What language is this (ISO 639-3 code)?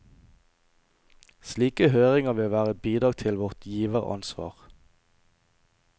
nor